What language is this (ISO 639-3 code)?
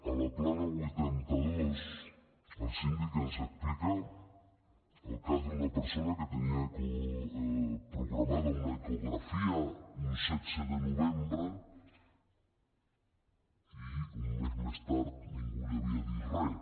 cat